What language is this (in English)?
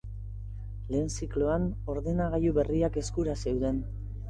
Basque